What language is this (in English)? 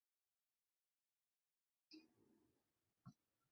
Uzbek